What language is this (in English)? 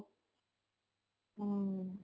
Odia